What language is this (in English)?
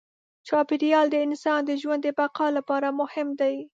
Pashto